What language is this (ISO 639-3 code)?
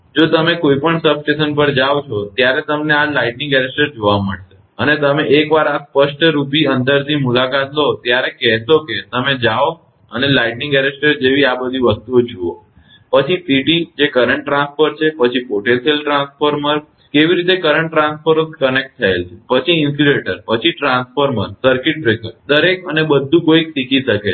guj